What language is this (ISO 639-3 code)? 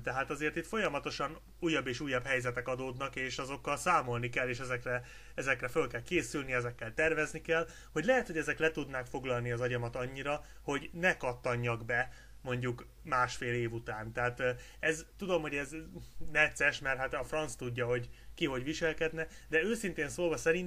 hun